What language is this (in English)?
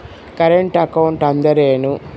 Kannada